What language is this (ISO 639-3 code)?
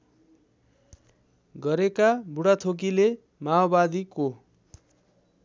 nep